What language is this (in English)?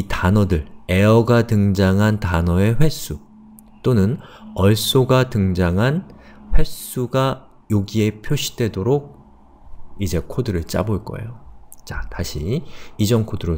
Korean